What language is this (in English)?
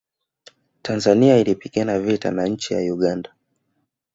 Swahili